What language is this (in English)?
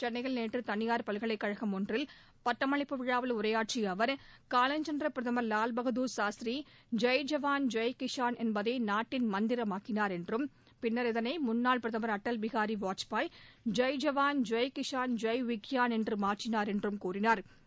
Tamil